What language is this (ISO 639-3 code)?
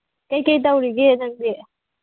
mni